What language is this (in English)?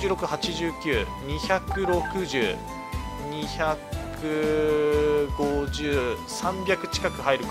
Japanese